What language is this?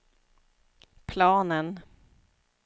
Swedish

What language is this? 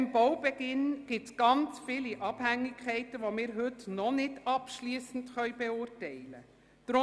Swiss German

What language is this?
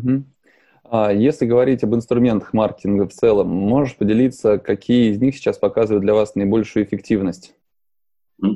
Russian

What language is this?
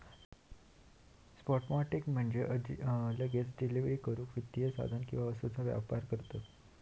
Marathi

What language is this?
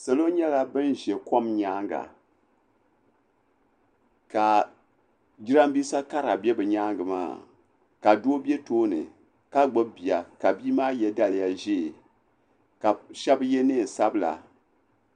Dagbani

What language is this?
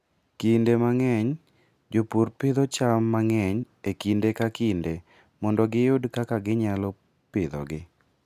Luo (Kenya and Tanzania)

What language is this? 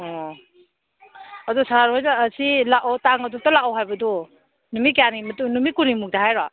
Manipuri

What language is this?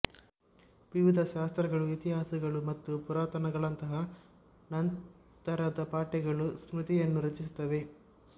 Kannada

